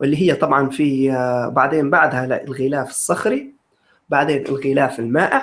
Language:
Arabic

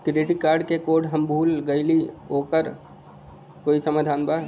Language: Bhojpuri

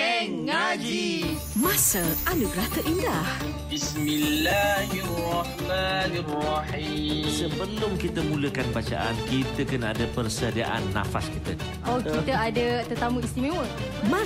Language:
Malay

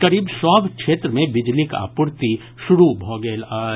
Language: Maithili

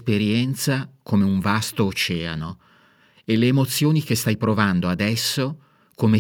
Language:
Italian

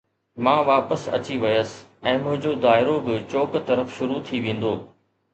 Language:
Sindhi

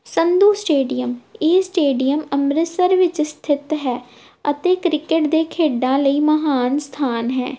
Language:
Punjabi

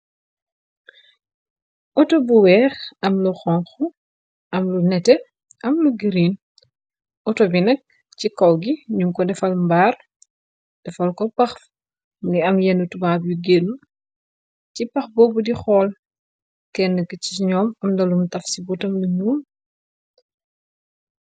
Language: Wolof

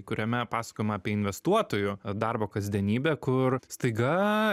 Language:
Lithuanian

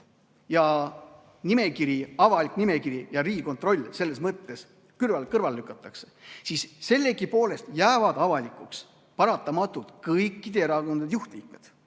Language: Estonian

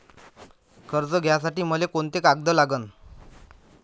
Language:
Marathi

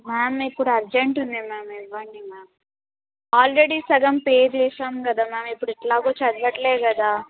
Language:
Telugu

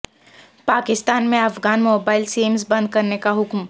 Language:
Urdu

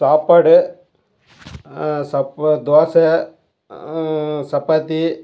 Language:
Tamil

